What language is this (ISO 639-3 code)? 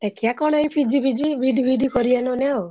ori